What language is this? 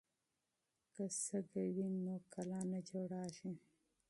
Pashto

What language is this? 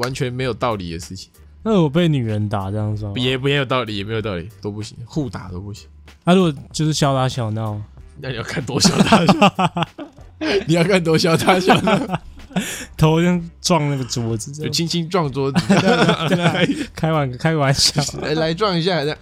Chinese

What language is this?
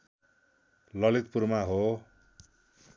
Nepali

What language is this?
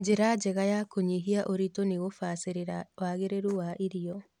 Kikuyu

